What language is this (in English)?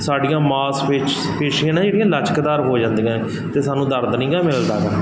Punjabi